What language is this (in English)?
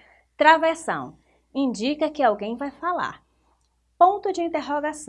Portuguese